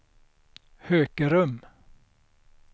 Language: Swedish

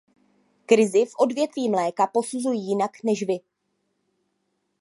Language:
Czech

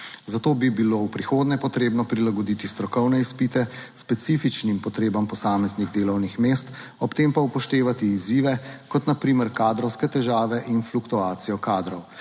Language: Slovenian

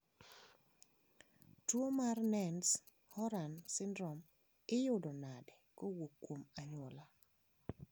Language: Luo (Kenya and Tanzania)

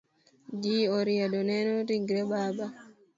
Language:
Luo (Kenya and Tanzania)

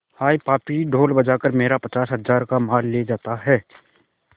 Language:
Hindi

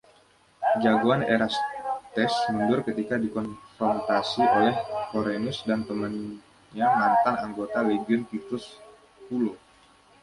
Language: Indonesian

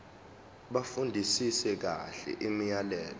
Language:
Zulu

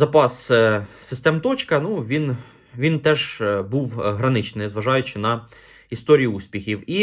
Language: Ukrainian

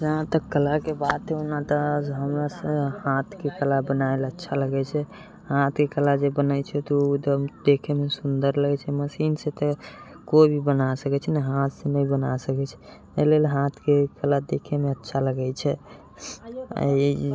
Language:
Maithili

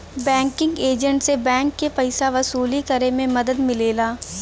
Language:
Bhojpuri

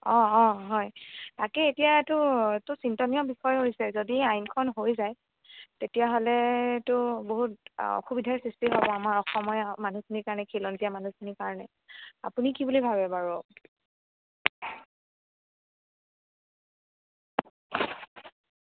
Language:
Assamese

